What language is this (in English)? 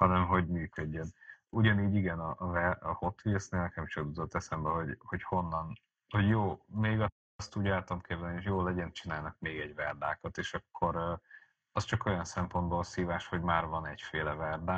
Hungarian